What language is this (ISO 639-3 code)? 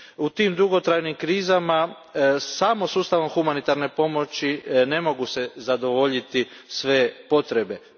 hrv